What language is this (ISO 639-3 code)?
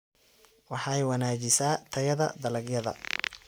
som